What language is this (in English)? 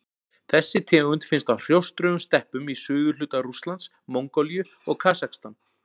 Icelandic